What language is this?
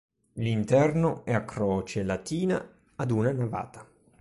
Italian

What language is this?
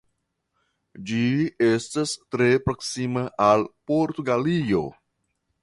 Esperanto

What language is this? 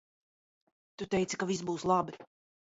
Latvian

